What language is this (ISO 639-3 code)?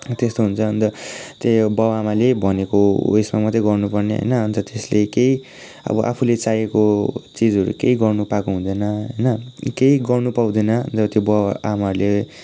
nep